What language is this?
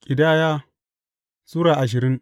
Hausa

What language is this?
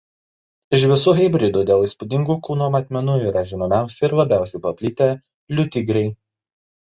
Lithuanian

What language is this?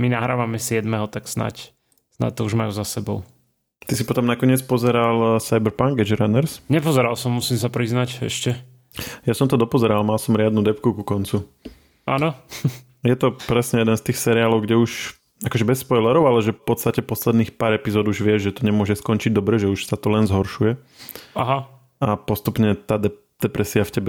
Slovak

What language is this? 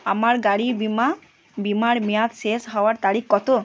Bangla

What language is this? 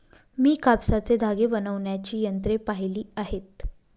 Marathi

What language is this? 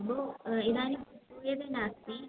Sanskrit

